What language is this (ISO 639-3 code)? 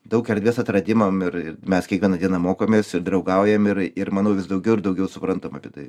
lit